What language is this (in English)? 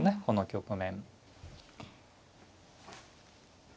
Japanese